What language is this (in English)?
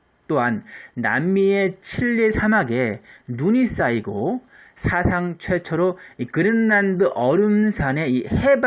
Korean